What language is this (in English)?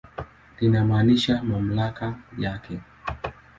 Swahili